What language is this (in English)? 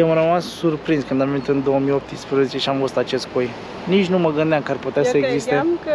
Romanian